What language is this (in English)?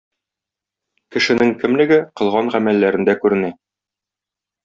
Tatar